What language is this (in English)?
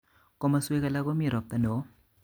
Kalenjin